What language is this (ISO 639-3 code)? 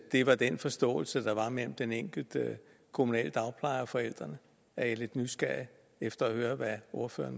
dan